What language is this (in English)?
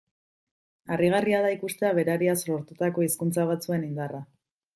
Basque